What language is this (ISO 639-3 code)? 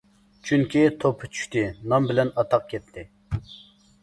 uig